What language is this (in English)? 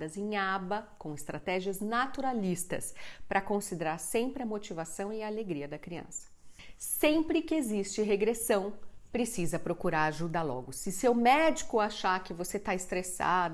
Portuguese